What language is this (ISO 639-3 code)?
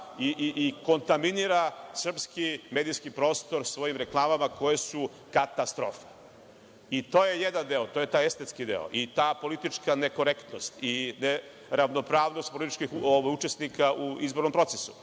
srp